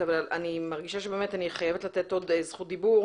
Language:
Hebrew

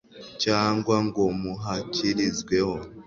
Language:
Kinyarwanda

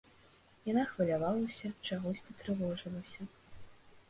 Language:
Belarusian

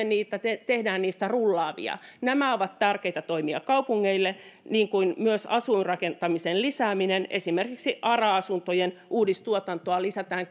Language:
Finnish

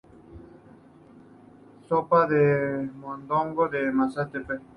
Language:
Spanish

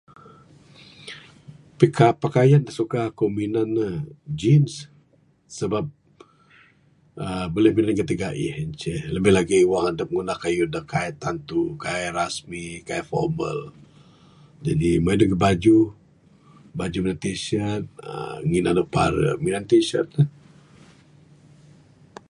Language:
Bukar-Sadung Bidayuh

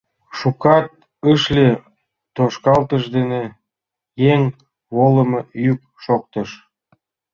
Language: Mari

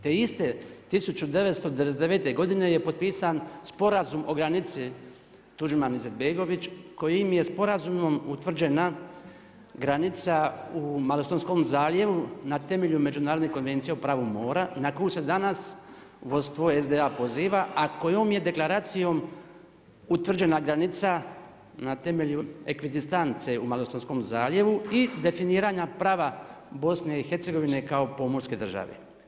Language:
Croatian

